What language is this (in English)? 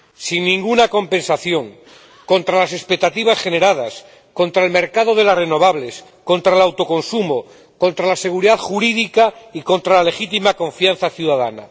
Spanish